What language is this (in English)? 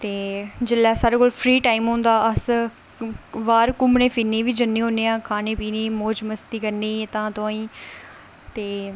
Dogri